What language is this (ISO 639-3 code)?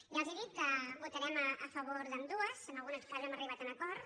cat